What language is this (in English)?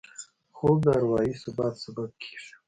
Pashto